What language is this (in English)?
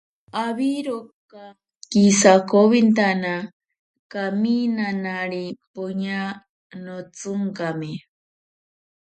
Ashéninka Perené